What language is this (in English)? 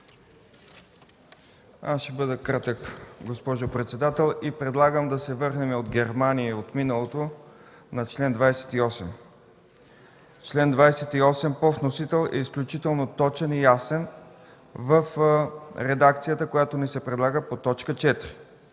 Bulgarian